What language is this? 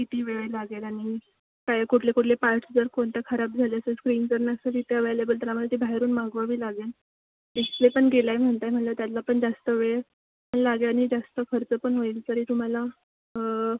Marathi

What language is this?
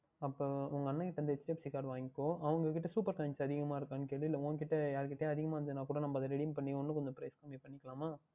Tamil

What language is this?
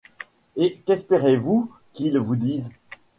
French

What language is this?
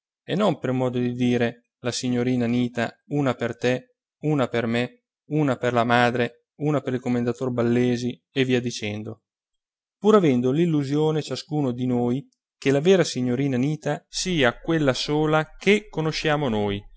Italian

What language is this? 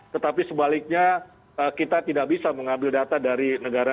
Indonesian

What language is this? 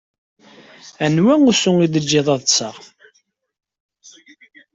Kabyle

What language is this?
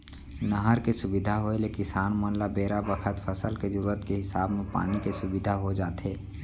Chhattisgarhi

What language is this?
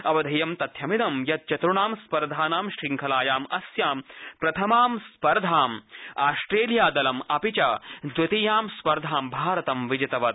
Sanskrit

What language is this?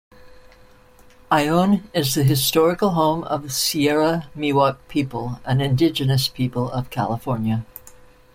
English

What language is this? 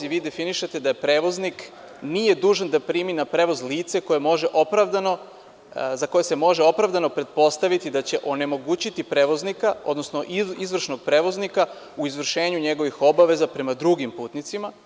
Serbian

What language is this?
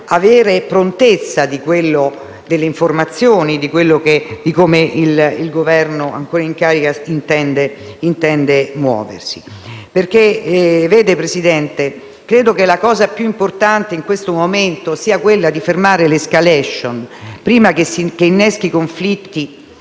Italian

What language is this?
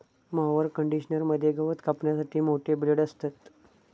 Marathi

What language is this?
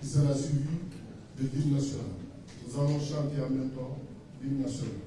French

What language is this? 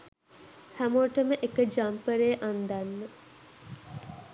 Sinhala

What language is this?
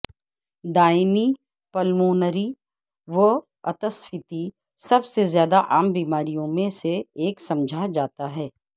Urdu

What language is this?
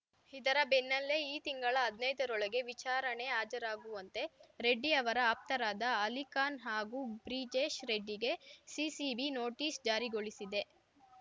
Kannada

